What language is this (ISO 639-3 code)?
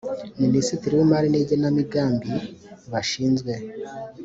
kin